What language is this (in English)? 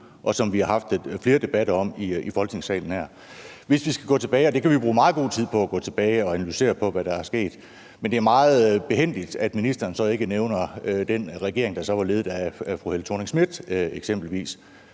Danish